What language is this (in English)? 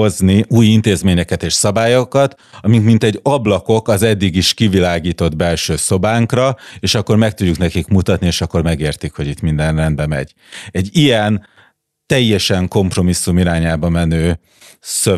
Hungarian